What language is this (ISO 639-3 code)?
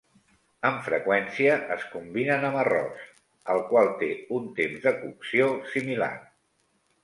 cat